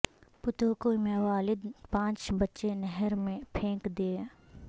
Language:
Urdu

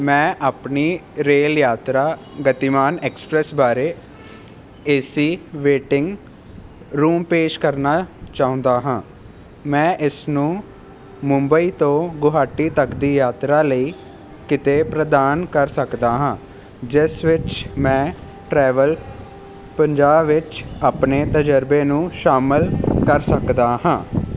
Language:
Punjabi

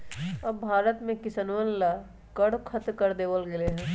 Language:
Magahi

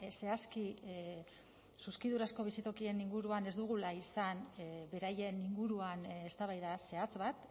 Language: Basque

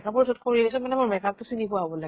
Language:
Assamese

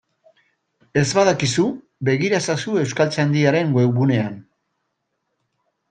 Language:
Basque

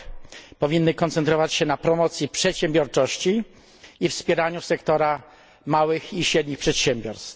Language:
Polish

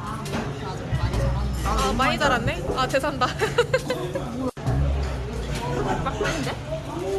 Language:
Korean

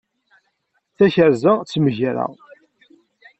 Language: Kabyle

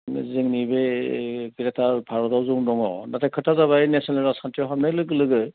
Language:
Bodo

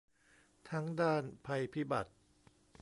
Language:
Thai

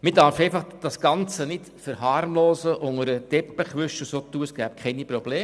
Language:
Swiss German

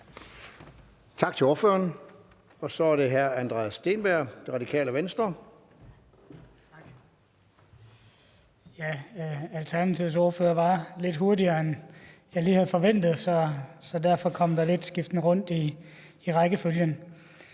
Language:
Danish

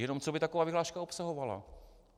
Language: Czech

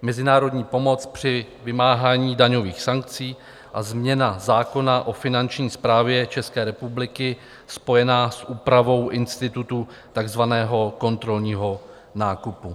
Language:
Czech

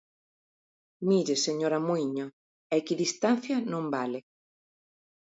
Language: Galician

